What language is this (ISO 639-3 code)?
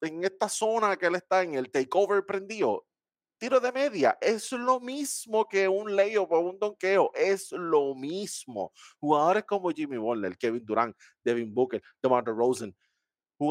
spa